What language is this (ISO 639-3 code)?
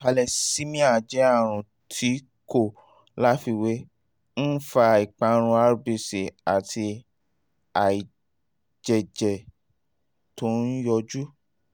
yor